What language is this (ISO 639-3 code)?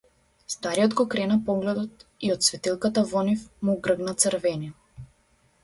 mkd